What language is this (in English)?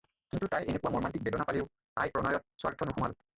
Assamese